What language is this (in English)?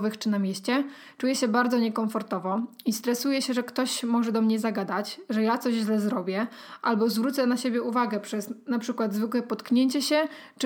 Polish